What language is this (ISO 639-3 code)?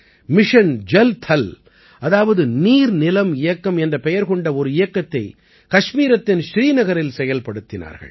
tam